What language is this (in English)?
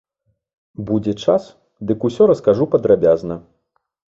Belarusian